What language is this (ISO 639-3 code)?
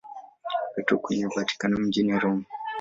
swa